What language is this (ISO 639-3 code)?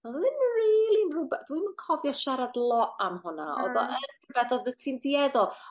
cym